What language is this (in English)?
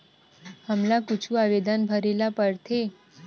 Chhattisgarhi